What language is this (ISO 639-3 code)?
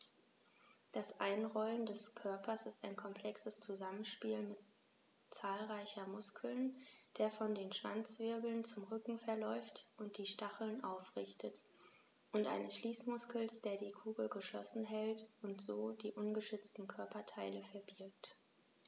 deu